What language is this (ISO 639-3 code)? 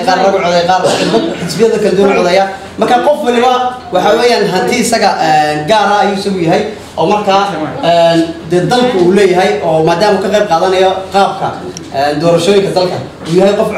ara